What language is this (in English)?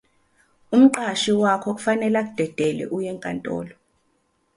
Zulu